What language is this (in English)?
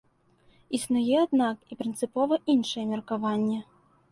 Belarusian